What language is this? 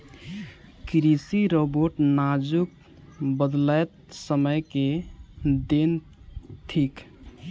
Maithili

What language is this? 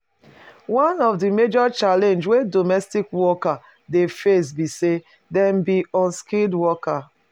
Nigerian Pidgin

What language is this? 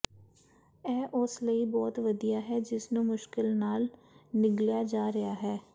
Punjabi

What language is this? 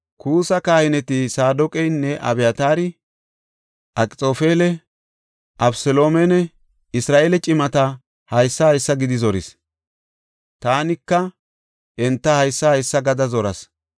Gofa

